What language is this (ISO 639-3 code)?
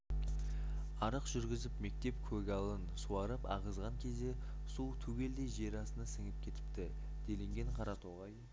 kaz